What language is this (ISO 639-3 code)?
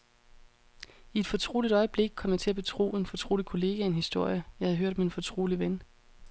dan